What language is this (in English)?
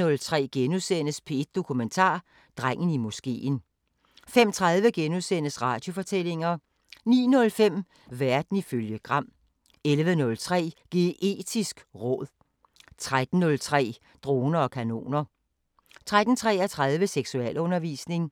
Danish